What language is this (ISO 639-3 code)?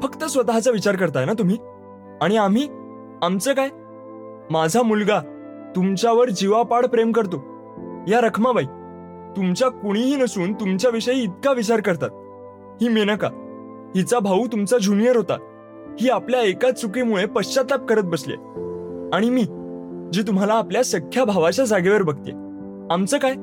mar